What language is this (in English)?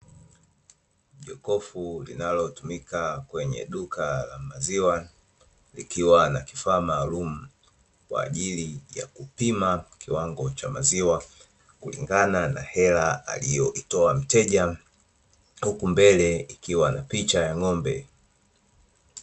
Swahili